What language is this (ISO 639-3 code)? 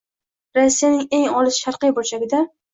uzb